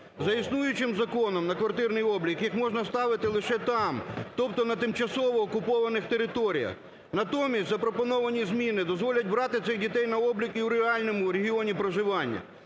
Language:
Ukrainian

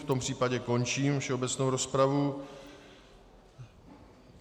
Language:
Czech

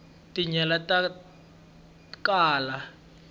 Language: Tsonga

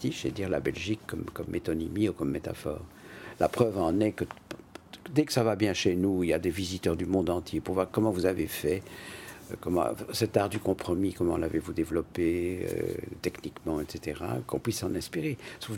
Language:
French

